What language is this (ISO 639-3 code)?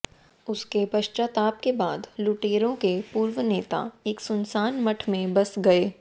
hin